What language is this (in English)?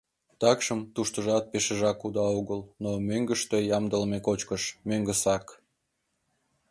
Mari